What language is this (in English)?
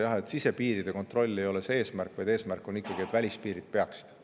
Estonian